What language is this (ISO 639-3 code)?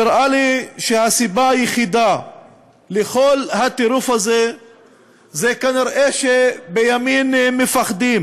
heb